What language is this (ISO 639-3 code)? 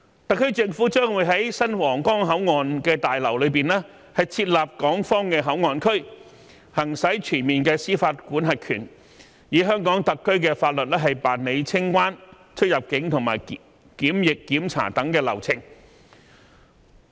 yue